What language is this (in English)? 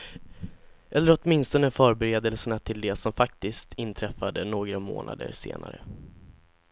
Swedish